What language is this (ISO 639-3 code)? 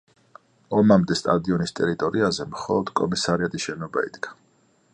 kat